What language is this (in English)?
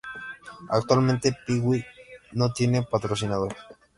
Spanish